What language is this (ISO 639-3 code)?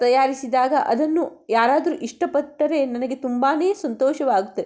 kan